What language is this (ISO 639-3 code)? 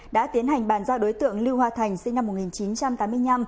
vie